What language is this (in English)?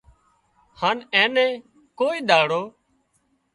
Wadiyara Koli